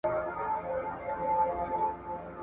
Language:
Pashto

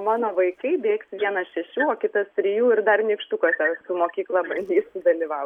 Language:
Lithuanian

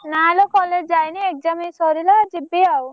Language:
Odia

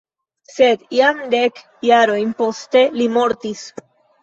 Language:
Esperanto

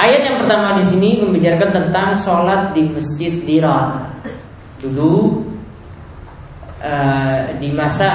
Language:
Indonesian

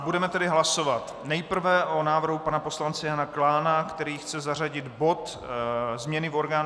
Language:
Czech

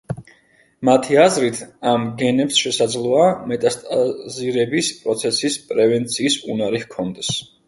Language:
Georgian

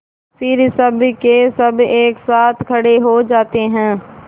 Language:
Hindi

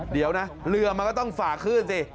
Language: Thai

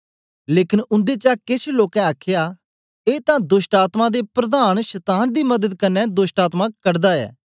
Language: Dogri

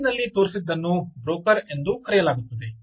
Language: Kannada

